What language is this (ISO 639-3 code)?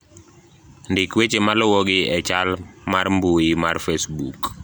luo